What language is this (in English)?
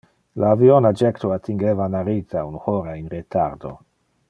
Interlingua